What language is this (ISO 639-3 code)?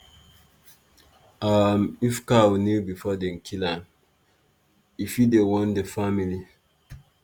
pcm